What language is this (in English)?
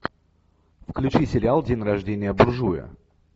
Russian